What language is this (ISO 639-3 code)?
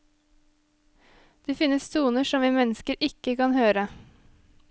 nor